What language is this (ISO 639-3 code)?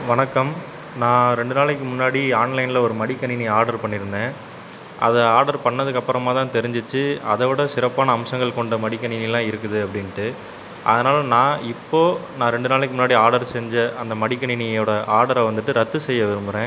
tam